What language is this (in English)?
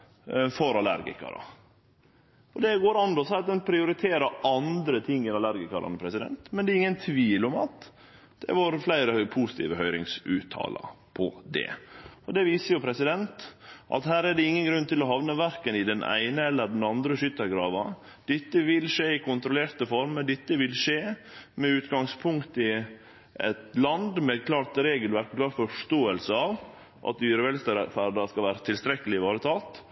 Norwegian Nynorsk